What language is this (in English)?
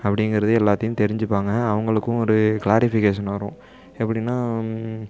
Tamil